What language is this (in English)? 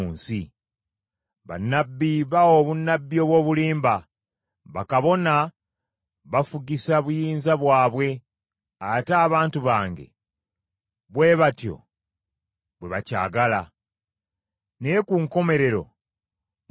Ganda